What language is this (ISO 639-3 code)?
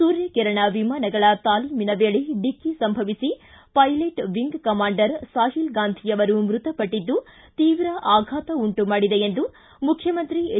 kan